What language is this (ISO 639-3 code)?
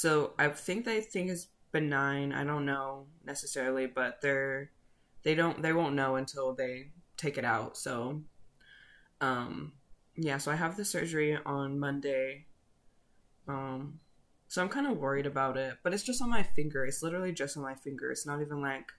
eng